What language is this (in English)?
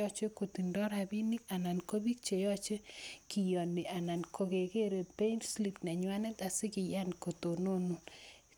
Kalenjin